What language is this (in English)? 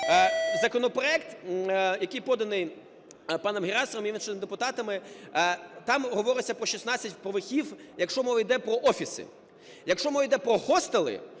Ukrainian